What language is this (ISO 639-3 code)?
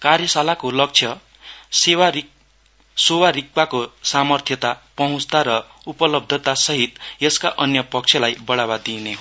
nep